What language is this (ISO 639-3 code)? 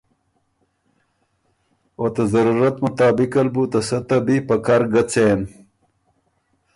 oru